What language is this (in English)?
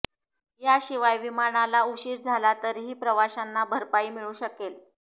Marathi